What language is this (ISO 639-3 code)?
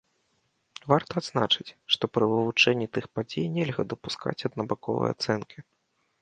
bel